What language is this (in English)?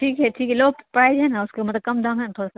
Urdu